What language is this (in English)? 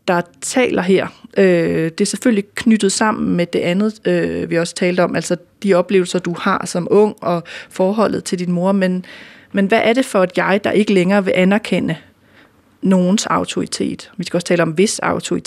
Danish